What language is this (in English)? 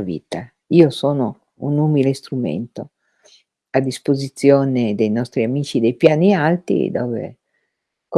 Italian